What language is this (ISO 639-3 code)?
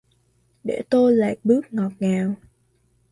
vie